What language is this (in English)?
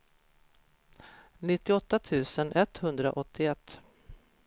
Swedish